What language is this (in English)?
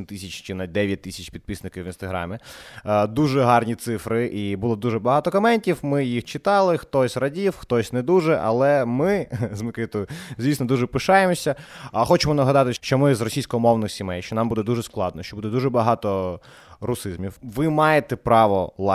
Ukrainian